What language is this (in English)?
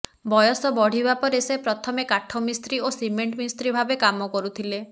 Odia